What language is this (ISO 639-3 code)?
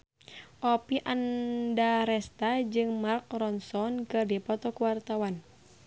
sun